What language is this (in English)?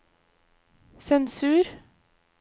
Norwegian